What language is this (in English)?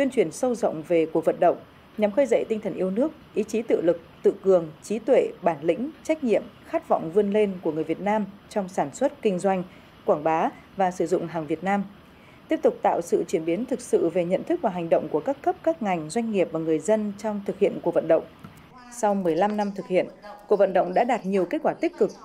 Vietnamese